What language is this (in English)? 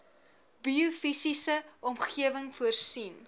Afrikaans